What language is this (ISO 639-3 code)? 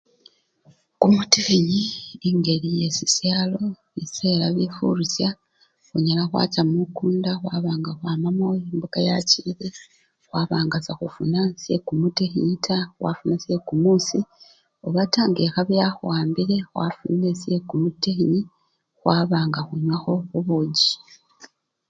luy